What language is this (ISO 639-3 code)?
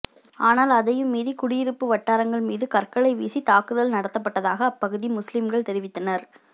tam